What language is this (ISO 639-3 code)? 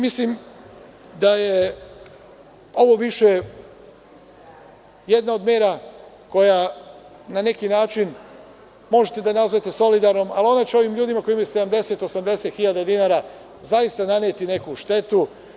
srp